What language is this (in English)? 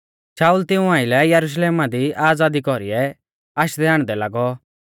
Mahasu Pahari